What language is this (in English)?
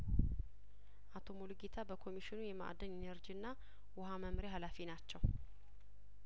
Amharic